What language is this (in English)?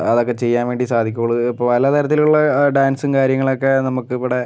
Malayalam